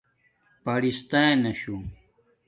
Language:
Domaaki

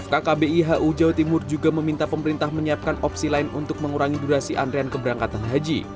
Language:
Indonesian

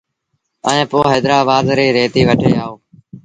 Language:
Sindhi Bhil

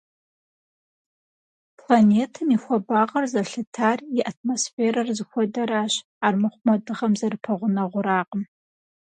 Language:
Kabardian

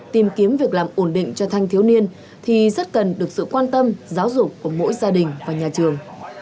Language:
Vietnamese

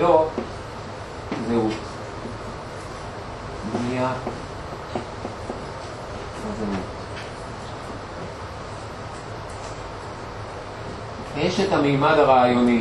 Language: Hebrew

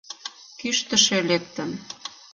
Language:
Mari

